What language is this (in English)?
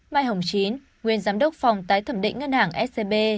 Vietnamese